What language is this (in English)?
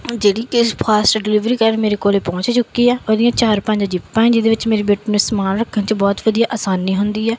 Punjabi